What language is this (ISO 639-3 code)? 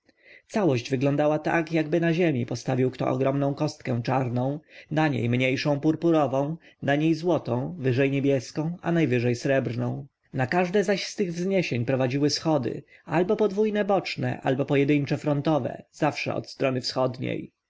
pol